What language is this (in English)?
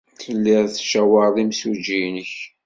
Kabyle